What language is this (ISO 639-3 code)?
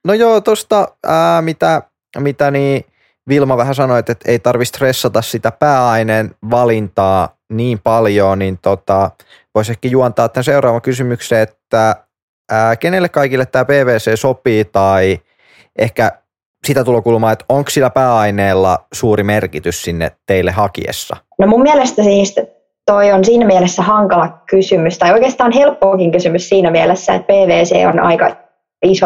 fin